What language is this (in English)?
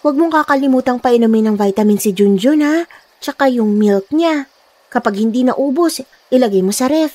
Filipino